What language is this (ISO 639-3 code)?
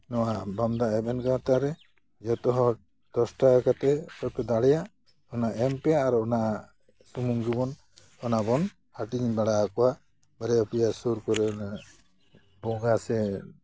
sat